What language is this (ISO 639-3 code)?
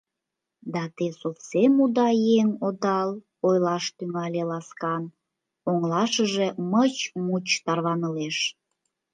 chm